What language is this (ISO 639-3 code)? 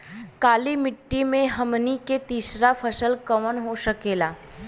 bho